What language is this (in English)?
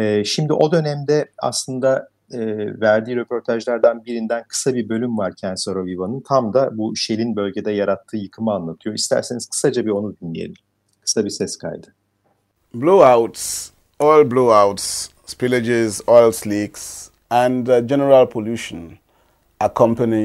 Turkish